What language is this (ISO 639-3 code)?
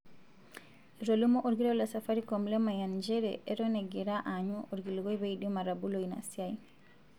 mas